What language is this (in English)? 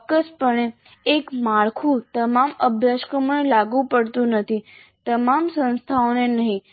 Gujarati